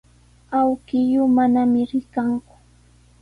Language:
Sihuas Ancash Quechua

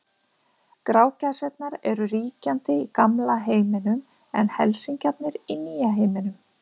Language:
Icelandic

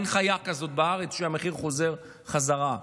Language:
Hebrew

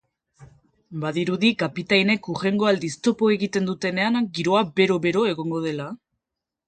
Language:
Basque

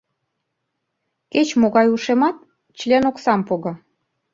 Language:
Mari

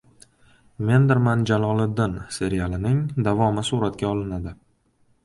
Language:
Uzbek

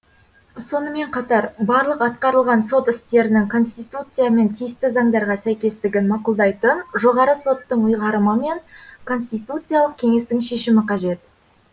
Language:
Kazakh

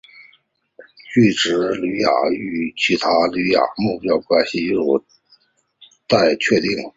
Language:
Chinese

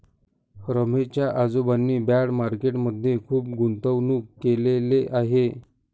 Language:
Marathi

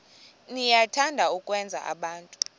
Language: Xhosa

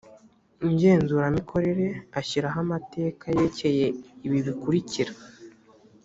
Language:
Kinyarwanda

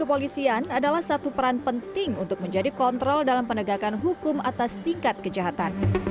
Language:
Indonesian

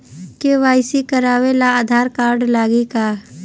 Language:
Bhojpuri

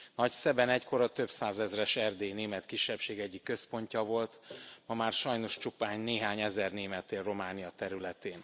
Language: Hungarian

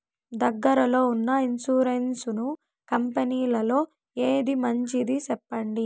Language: Telugu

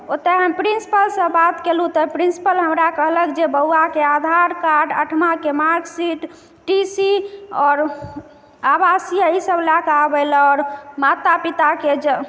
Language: Maithili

